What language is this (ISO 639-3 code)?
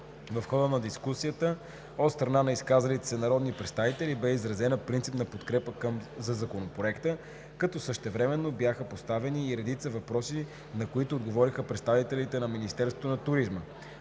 bul